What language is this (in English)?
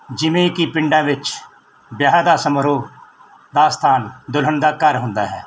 Punjabi